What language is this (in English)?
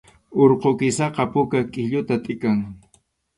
Arequipa-La Unión Quechua